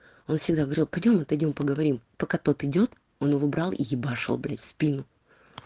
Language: Russian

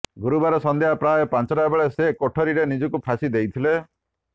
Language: Odia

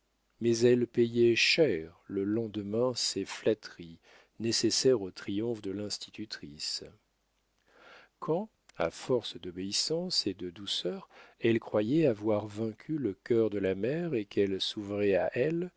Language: French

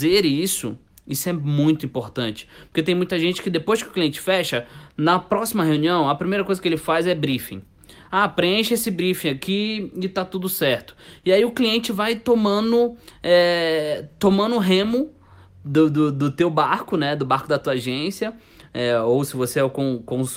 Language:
Portuguese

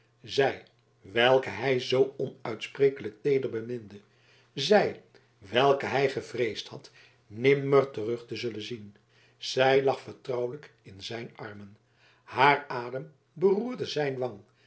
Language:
Dutch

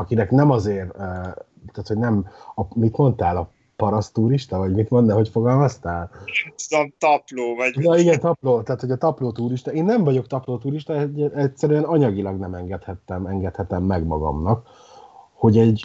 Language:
Hungarian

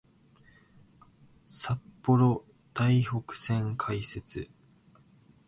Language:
Japanese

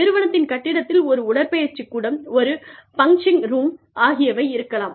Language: Tamil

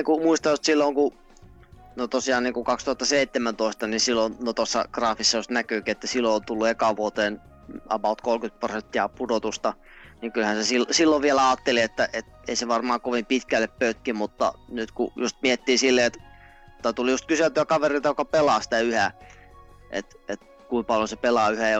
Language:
Finnish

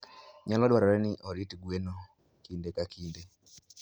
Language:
Luo (Kenya and Tanzania)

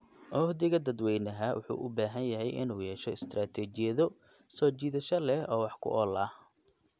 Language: Somali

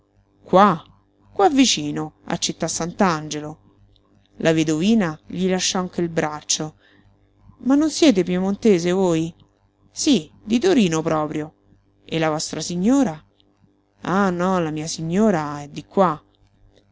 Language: Italian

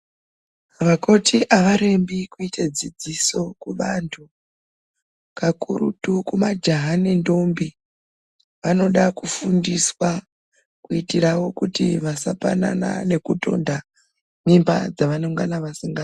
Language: Ndau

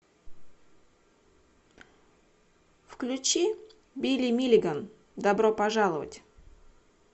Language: Russian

